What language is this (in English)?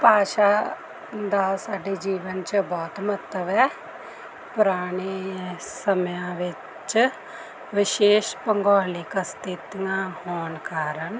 Punjabi